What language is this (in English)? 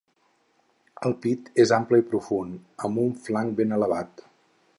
Catalan